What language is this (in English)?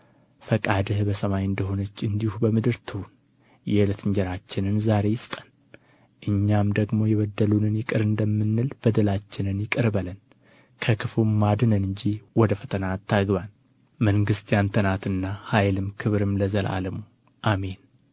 Amharic